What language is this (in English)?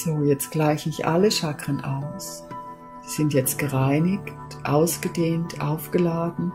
German